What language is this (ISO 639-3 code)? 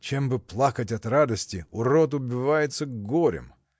rus